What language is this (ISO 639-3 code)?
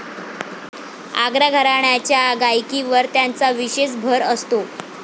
mar